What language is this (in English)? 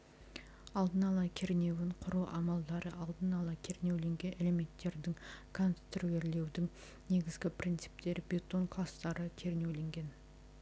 Kazakh